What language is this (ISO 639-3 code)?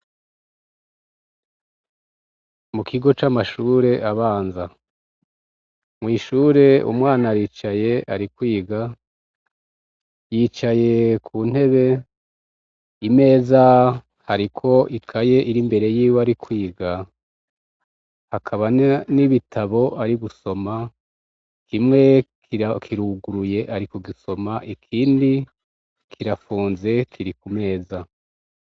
run